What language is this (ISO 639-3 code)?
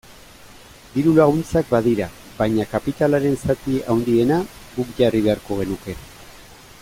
eus